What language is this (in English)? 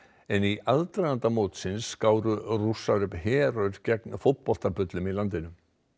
Icelandic